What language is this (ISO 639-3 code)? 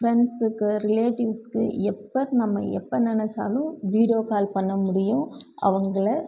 tam